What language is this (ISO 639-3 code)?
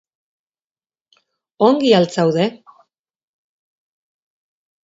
eus